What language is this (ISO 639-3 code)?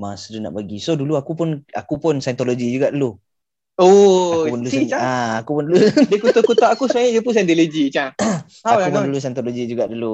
msa